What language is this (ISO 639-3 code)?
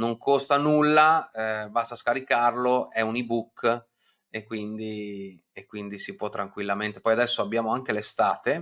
ita